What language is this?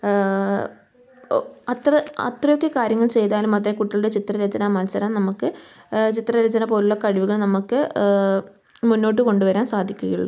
Malayalam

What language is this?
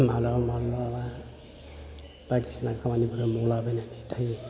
Bodo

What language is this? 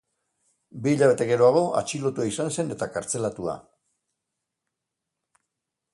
Basque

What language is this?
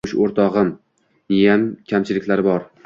Uzbek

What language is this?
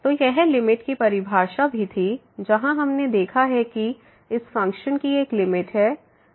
Hindi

